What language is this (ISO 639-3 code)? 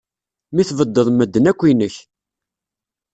kab